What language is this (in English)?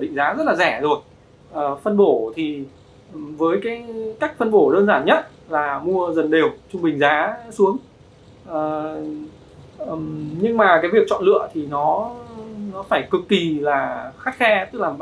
Vietnamese